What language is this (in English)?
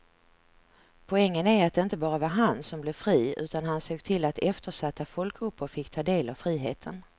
Swedish